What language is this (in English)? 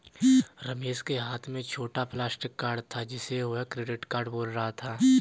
Hindi